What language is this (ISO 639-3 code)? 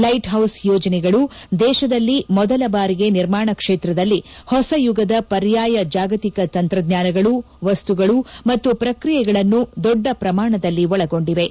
kan